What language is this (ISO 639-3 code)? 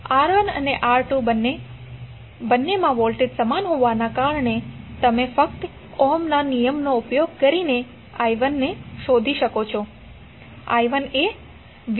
guj